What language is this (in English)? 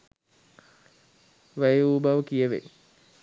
Sinhala